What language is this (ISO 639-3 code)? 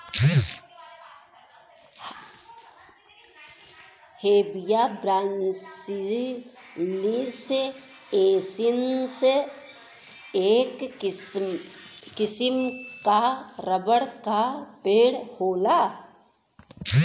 bho